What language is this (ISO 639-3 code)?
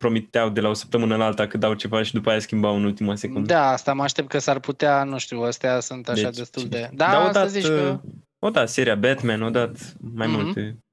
ron